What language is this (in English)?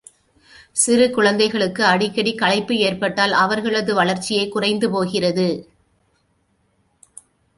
Tamil